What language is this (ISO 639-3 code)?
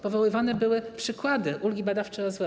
pol